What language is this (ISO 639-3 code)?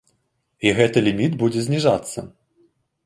bel